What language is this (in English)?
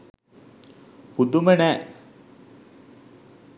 Sinhala